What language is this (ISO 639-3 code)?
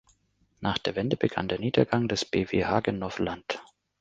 deu